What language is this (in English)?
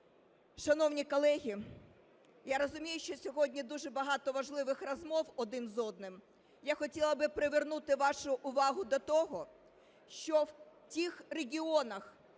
Ukrainian